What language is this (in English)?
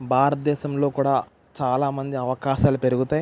Telugu